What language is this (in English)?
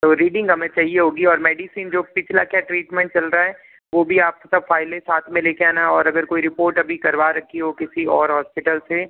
Hindi